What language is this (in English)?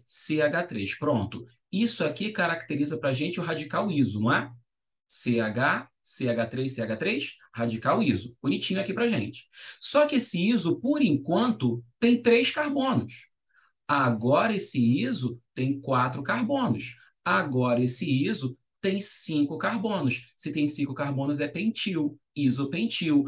Portuguese